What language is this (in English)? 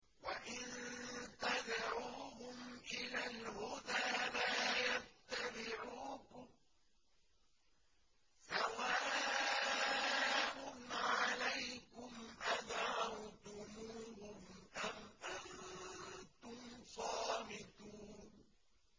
Arabic